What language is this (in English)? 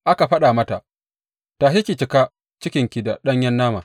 Hausa